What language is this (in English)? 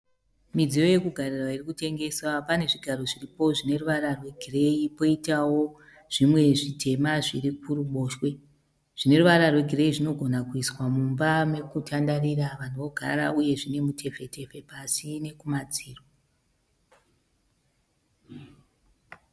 Shona